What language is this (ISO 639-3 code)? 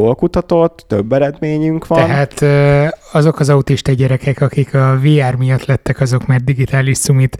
hun